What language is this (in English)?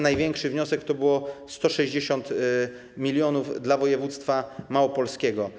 Polish